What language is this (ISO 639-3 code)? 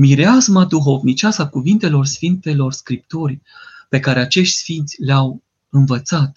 ron